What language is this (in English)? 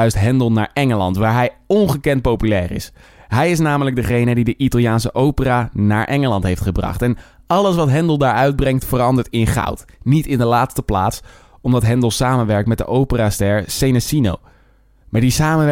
Dutch